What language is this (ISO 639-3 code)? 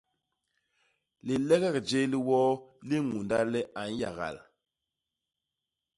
bas